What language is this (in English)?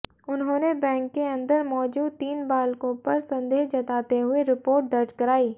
Hindi